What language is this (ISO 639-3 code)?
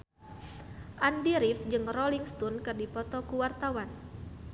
sun